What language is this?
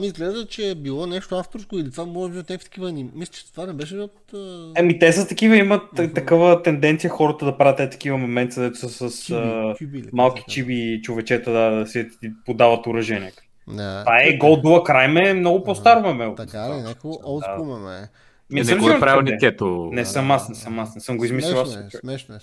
Bulgarian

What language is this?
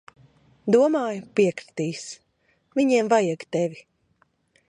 Latvian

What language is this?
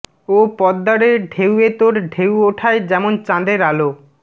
Bangla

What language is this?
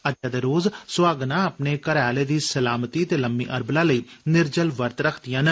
Dogri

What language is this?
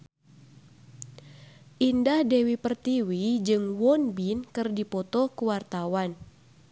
Sundanese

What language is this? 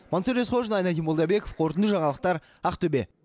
Kazakh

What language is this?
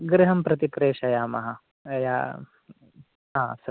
Sanskrit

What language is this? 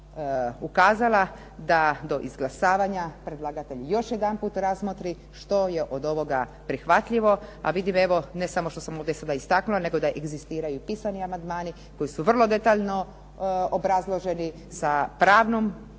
Croatian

